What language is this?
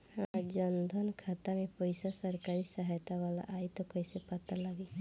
Bhojpuri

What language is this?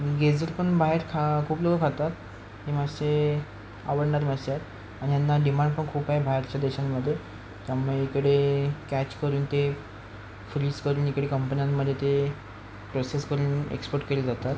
Marathi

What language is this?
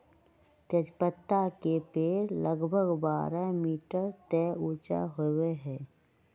Magahi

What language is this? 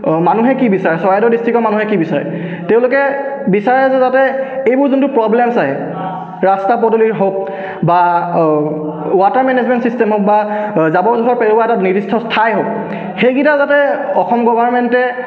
Assamese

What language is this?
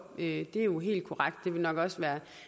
Danish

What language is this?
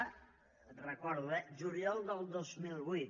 Catalan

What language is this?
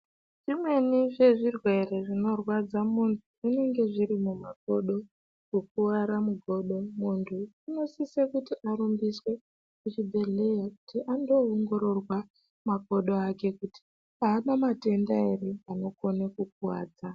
Ndau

